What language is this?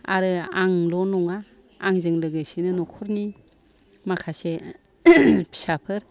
Bodo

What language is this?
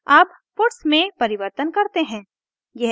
Hindi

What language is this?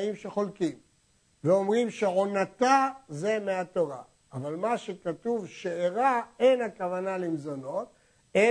Hebrew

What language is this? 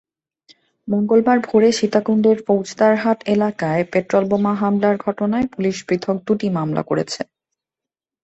Bangla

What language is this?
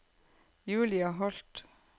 Norwegian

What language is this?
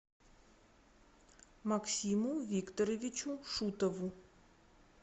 Russian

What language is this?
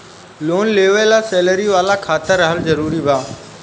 Bhojpuri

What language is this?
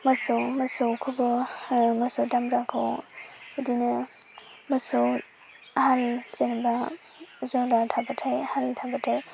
Bodo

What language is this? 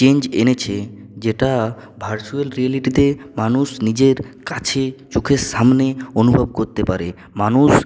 Bangla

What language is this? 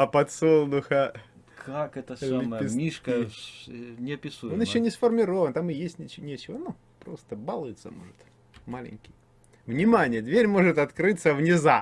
Russian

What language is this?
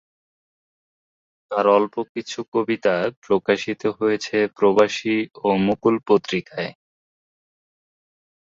Bangla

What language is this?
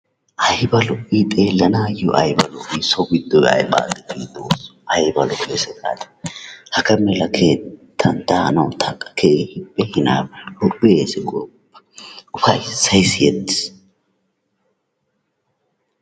Wolaytta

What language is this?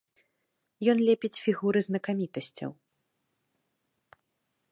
Belarusian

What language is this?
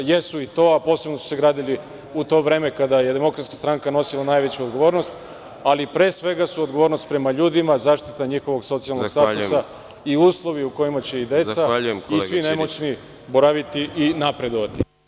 Serbian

